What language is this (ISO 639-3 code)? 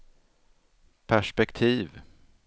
swe